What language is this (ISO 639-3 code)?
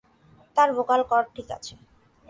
ben